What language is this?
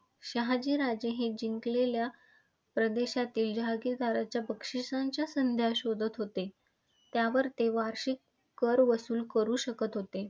Marathi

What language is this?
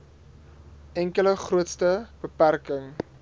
Afrikaans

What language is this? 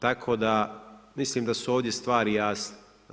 Croatian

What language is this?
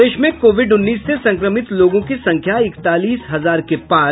Hindi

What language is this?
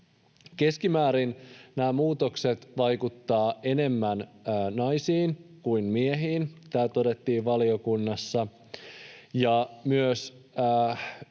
Finnish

